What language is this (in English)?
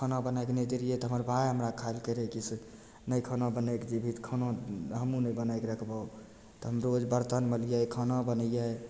Maithili